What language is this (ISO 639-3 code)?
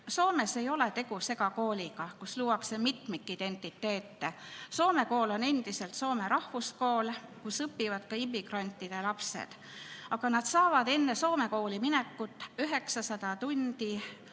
est